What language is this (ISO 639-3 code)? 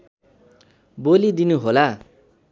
nep